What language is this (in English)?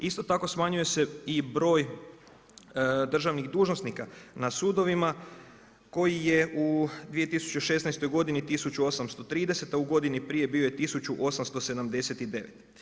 Croatian